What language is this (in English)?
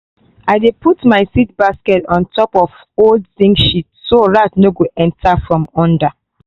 Nigerian Pidgin